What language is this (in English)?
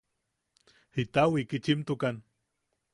Yaqui